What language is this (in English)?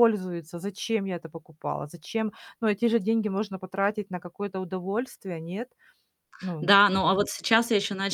Russian